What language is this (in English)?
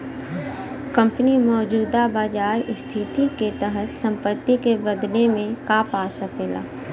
Bhojpuri